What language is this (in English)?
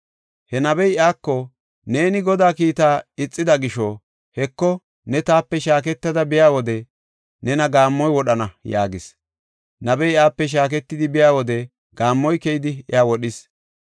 Gofa